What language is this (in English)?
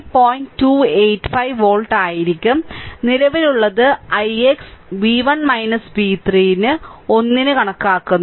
Malayalam